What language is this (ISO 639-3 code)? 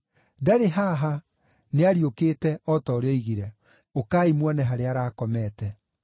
kik